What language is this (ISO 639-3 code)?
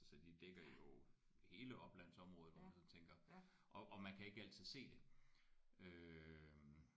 dan